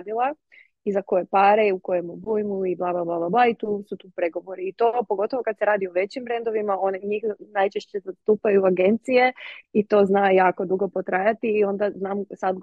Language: Croatian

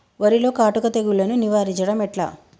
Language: Telugu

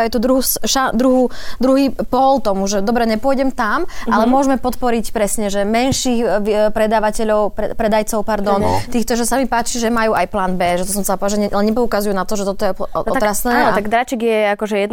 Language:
Slovak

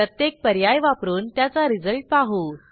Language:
Marathi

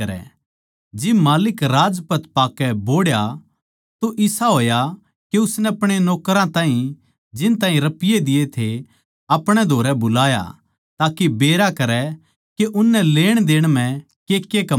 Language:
Haryanvi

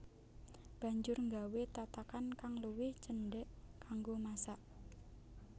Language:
Javanese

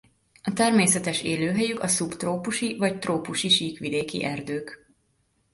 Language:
Hungarian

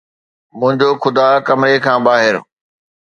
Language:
Sindhi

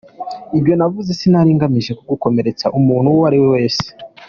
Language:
Kinyarwanda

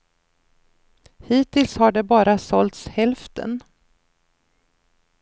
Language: Swedish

